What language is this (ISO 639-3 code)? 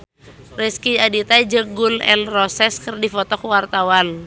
sun